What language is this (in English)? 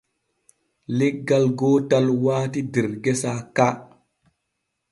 Borgu Fulfulde